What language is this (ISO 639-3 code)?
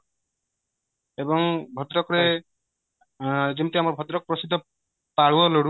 ori